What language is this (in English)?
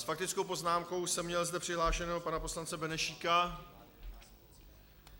Czech